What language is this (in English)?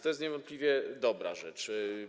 Polish